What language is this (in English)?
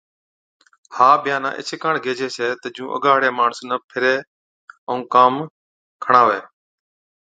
Od